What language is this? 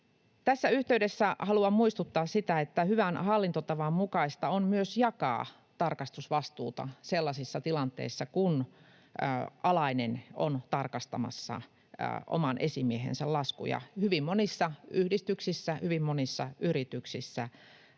Finnish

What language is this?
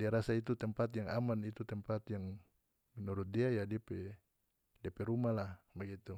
North Moluccan Malay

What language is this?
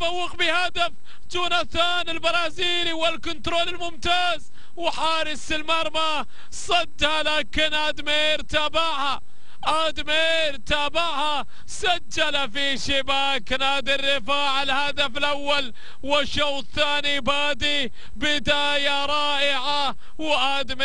Arabic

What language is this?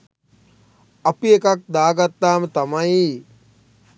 Sinhala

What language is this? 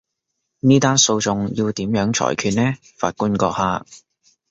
Cantonese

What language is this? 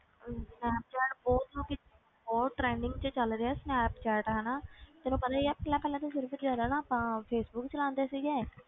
Punjabi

